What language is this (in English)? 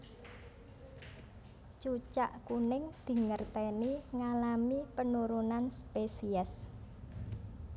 Javanese